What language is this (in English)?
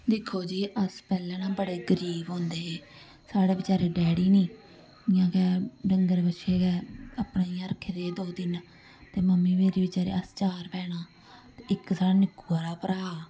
Dogri